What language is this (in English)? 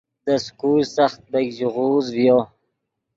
Yidgha